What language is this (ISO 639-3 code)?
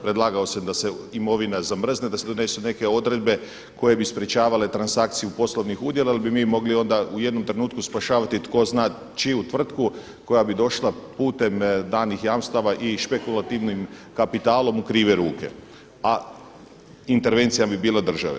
hrv